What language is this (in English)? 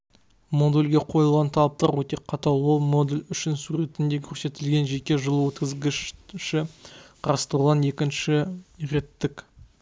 Kazakh